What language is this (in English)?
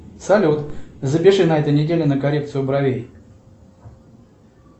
Russian